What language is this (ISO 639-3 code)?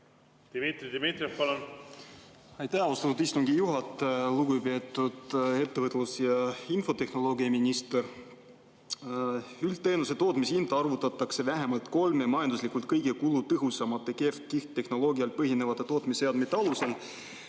est